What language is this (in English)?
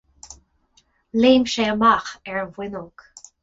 Irish